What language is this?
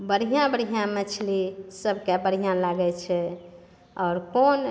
Maithili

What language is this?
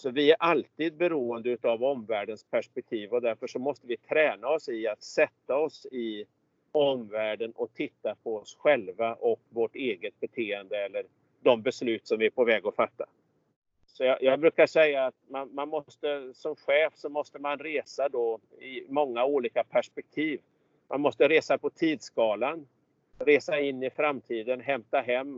Swedish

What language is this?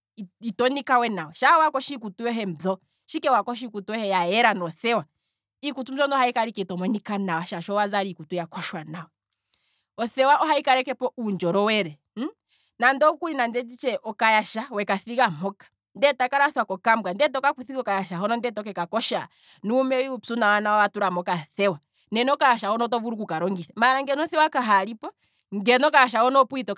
Kwambi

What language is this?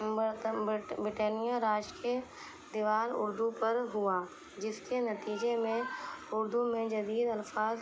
Urdu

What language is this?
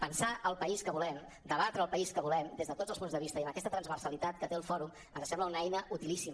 Catalan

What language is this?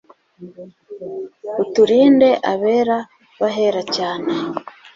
Kinyarwanda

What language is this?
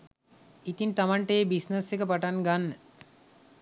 Sinhala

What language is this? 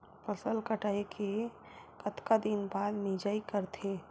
Chhattisgarhi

